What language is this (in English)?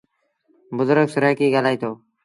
Sindhi Bhil